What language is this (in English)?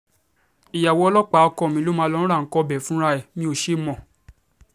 Yoruba